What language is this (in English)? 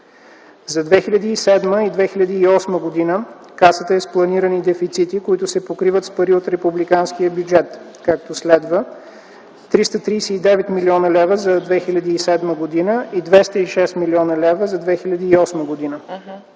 Bulgarian